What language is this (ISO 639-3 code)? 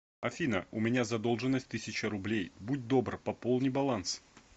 rus